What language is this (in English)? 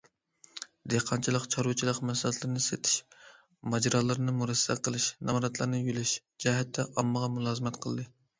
Uyghur